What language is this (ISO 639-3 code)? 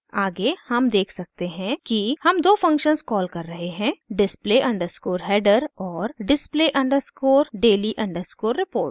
hin